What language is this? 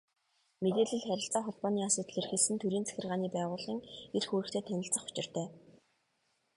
Mongolian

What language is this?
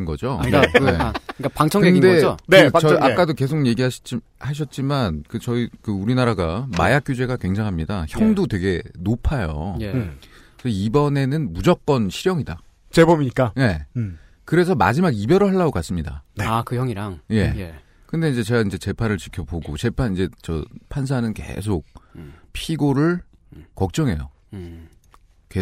Korean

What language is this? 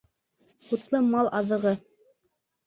Bashkir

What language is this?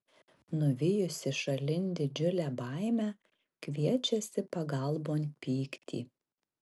Lithuanian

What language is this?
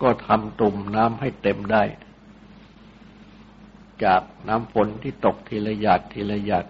Thai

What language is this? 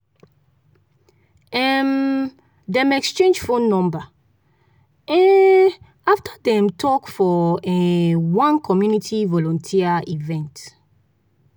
Nigerian Pidgin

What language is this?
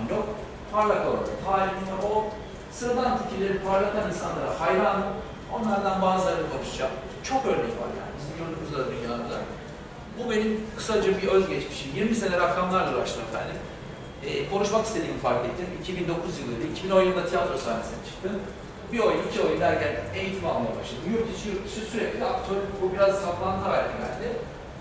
Turkish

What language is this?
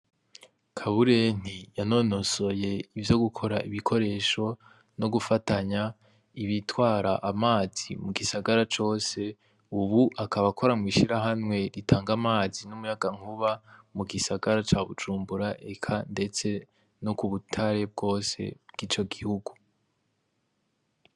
Rundi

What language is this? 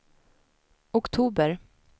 Swedish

